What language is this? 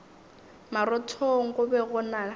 Northern Sotho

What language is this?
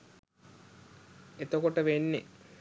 Sinhala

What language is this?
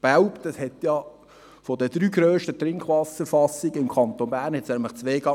Swiss German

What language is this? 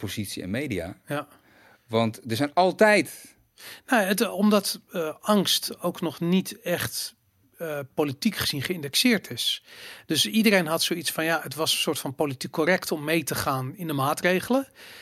Dutch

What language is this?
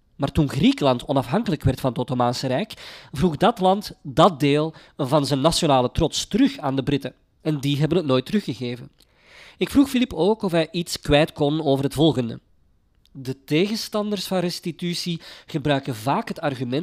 Dutch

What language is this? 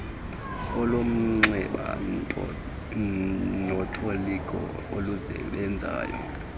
Xhosa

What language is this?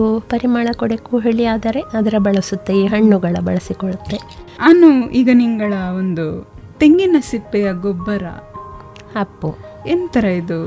Kannada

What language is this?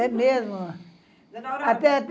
Portuguese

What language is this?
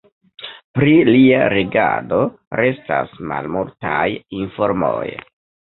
Esperanto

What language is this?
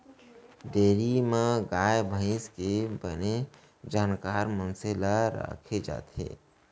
Chhattisgarhi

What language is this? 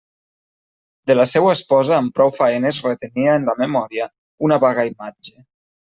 Catalan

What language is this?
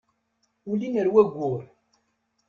Kabyle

